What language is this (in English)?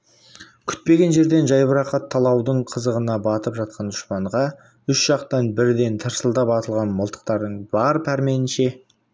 Kazakh